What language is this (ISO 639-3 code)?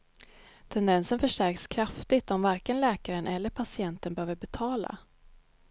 swe